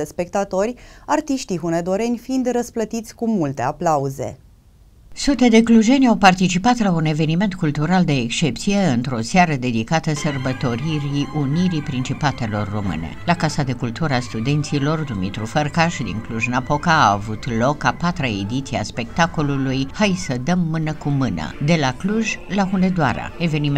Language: Romanian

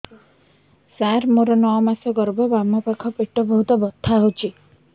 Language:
Odia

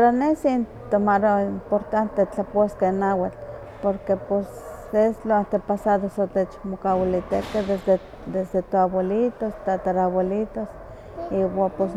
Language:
Huaxcaleca Nahuatl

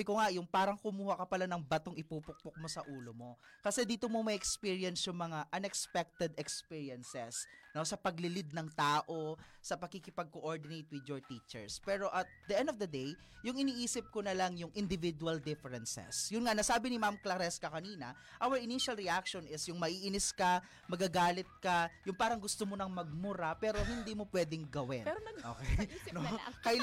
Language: Filipino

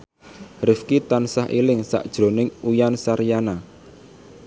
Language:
Javanese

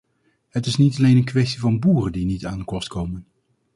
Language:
Dutch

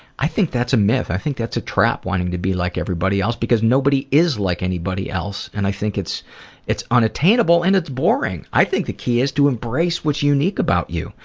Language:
English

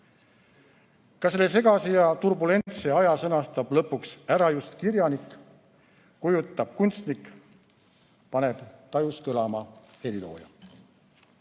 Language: Estonian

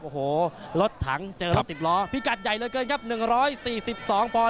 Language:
Thai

